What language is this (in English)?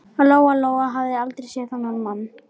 Icelandic